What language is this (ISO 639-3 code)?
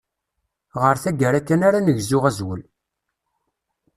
kab